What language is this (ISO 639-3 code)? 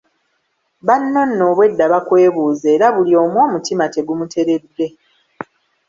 lug